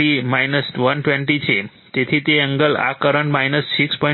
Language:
Gujarati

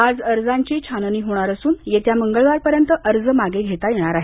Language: Marathi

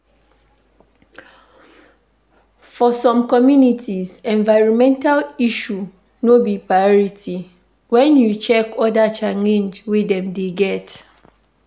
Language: Nigerian Pidgin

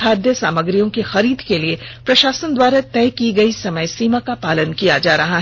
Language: Hindi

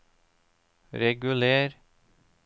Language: Norwegian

